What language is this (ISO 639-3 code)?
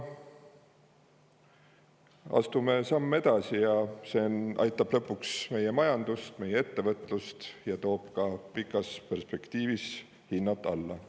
est